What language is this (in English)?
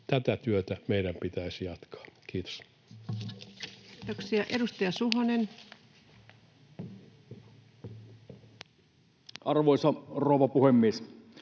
Finnish